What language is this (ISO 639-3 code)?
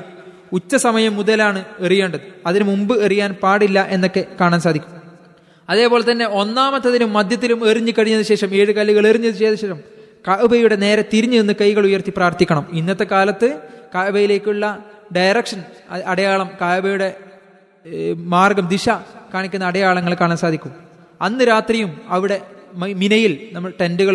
mal